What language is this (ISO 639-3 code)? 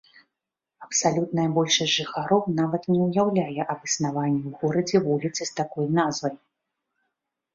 bel